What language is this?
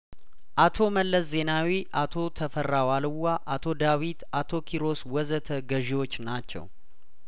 Amharic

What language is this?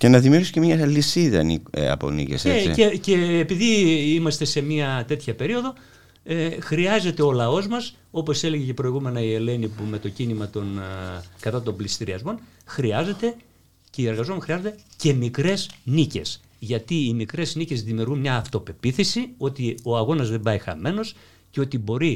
Greek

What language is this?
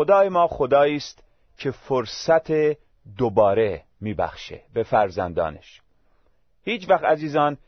Persian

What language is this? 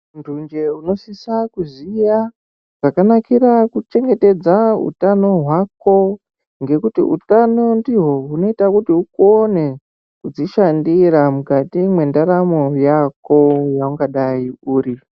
Ndau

